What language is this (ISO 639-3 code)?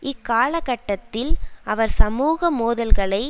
tam